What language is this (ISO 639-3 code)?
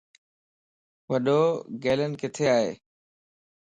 lss